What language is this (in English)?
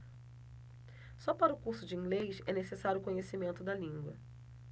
Portuguese